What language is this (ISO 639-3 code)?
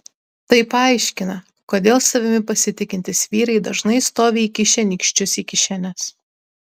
lit